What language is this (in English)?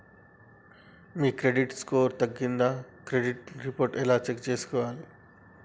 Telugu